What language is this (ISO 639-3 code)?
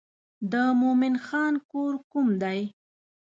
pus